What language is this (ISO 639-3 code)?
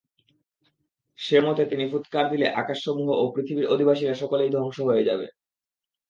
ben